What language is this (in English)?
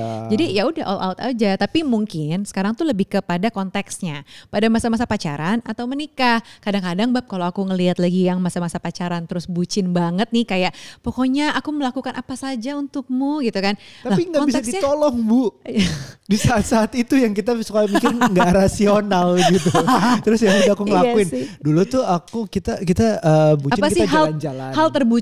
Indonesian